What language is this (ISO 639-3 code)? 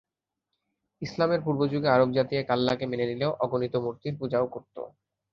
ben